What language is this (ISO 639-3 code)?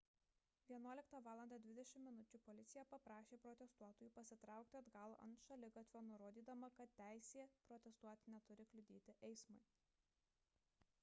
lit